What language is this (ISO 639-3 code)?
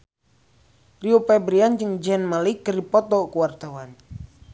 sun